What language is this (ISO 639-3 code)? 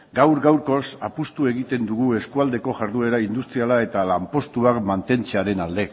eus